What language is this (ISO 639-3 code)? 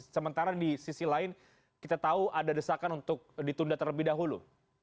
ind